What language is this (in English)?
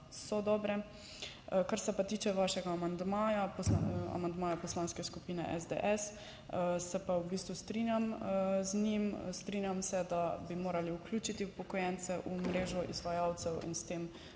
Slovenian